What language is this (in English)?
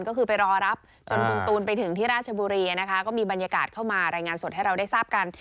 Thai